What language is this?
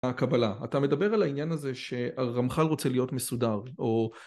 Hebrew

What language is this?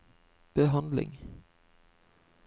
Norwegian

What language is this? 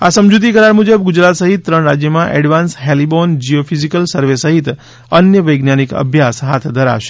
Gujarati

